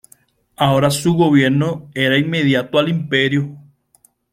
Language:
Spanish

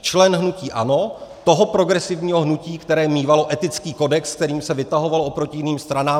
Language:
Czech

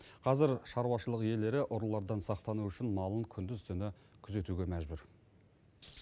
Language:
Kazakh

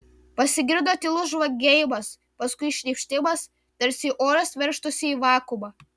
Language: Lithuanian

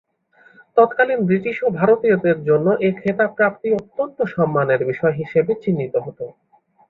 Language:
Bangla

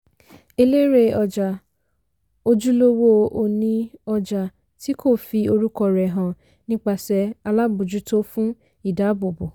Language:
Yoruba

